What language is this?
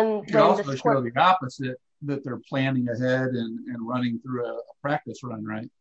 English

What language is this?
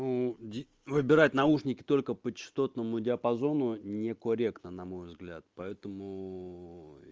Russian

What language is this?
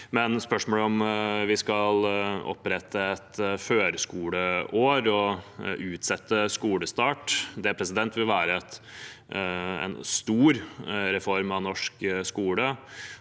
Norwegian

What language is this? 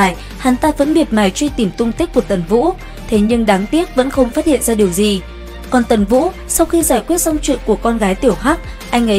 Vietnamese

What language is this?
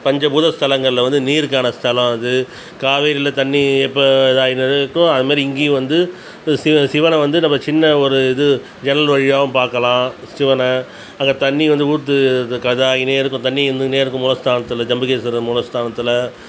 Tamil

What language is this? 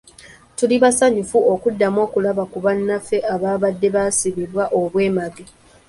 Ganda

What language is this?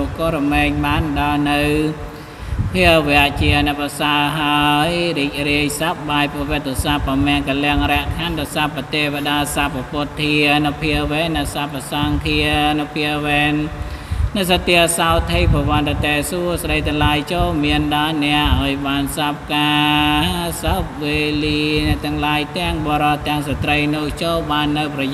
Thai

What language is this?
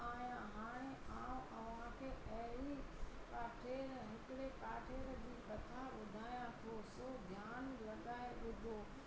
Sindhi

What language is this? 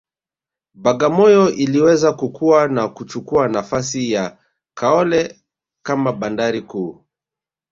Swahili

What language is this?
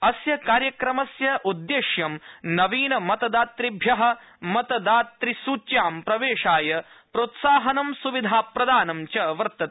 Sanskrit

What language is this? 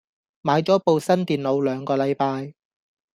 Cantonese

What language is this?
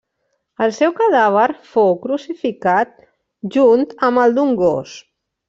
Catalan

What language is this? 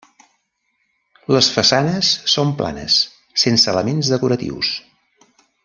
Catalan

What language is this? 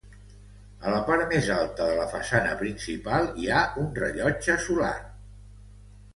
Catalan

